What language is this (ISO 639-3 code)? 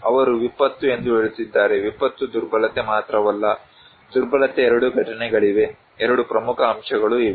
kan